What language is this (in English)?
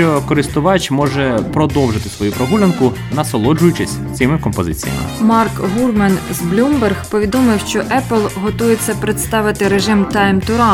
Ukrainian